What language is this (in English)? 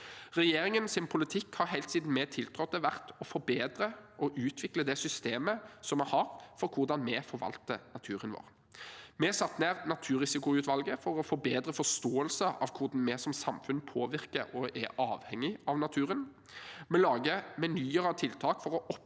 Norwegian